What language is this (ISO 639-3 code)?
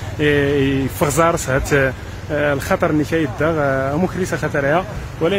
ara